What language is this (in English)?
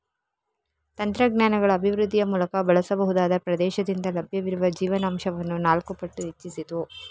Kannada